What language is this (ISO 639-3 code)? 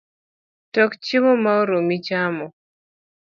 luo